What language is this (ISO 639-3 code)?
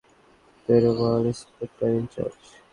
ben